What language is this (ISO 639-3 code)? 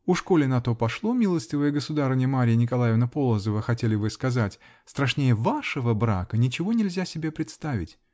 rus